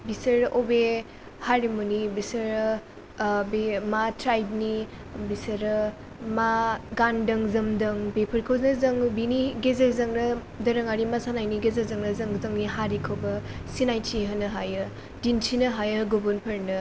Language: Bodo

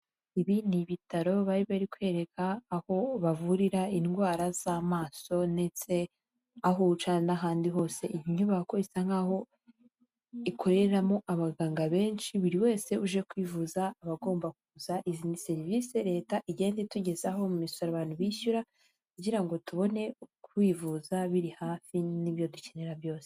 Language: Kinyarwanda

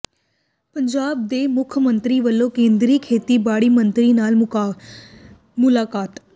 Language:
Punjabi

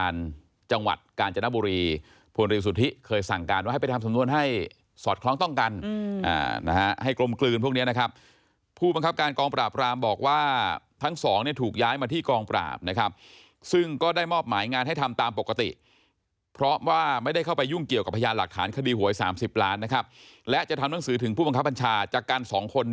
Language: Thai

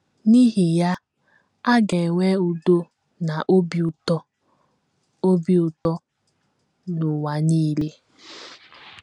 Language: Igbo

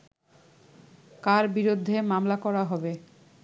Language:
Bangla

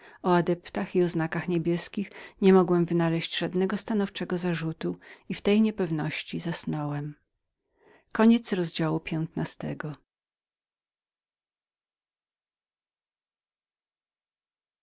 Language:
Polish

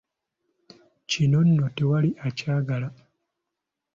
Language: Ganda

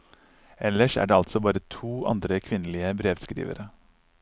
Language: Norwegian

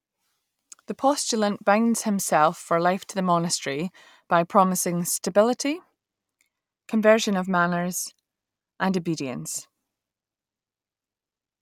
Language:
English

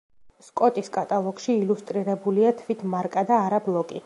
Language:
Georgian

